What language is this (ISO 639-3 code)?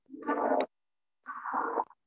tam